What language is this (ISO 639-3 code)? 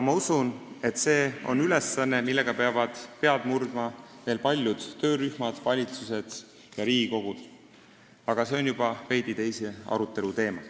est